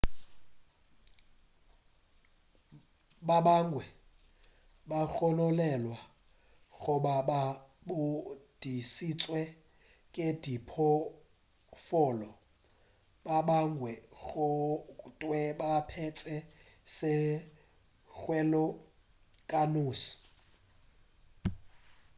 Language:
Northern Sotho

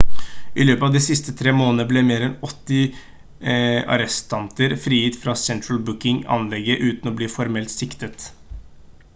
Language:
Norwegian Bokmål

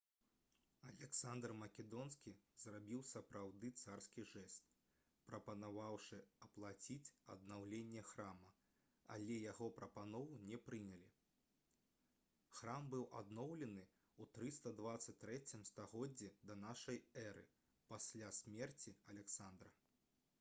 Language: Belarusian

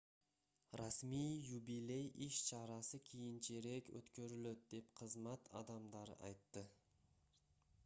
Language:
Kyrgyz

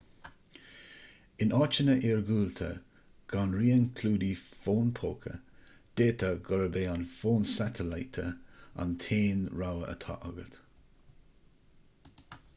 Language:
Irish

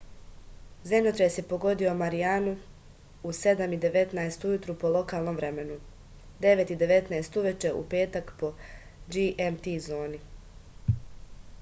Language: Serbian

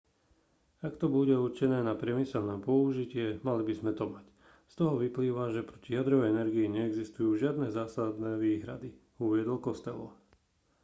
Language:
Slovak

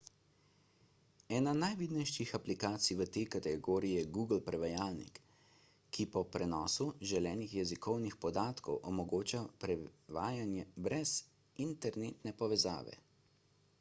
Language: Slovenian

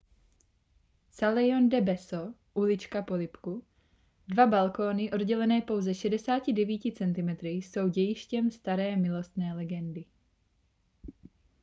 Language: Czech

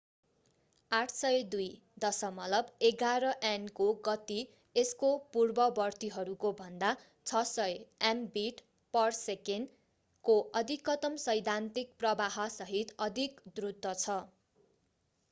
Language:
Nepali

